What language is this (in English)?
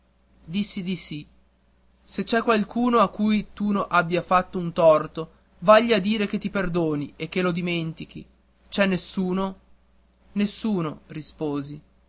Italian